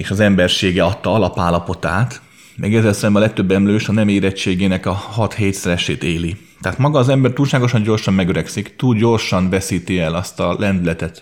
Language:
Hungarian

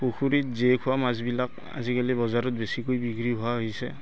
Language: Assamese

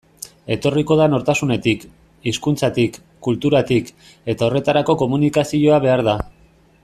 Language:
Basque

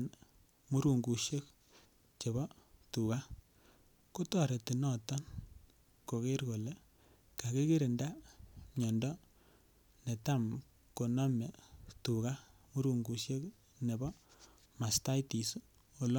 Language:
Kalenjin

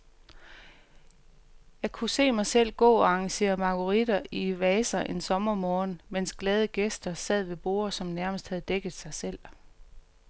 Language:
Danish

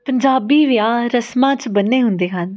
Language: Punjabi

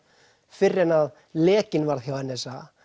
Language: Icelandic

